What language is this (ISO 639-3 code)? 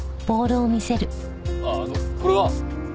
jpn